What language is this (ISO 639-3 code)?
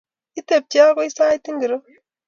kln